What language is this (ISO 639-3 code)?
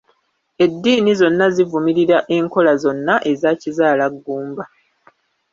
lug